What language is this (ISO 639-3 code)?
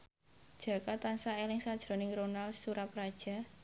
jav